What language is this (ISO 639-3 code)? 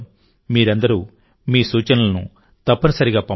tel